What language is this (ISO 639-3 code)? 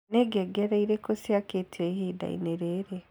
kik